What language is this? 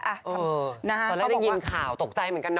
Thai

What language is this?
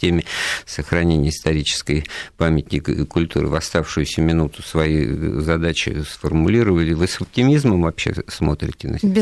Russian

